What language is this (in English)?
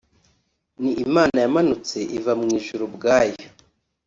Kinyarwanda